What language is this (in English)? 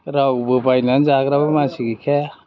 Bodo